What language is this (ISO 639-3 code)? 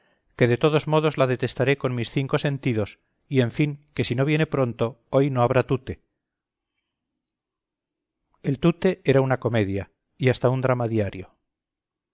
spa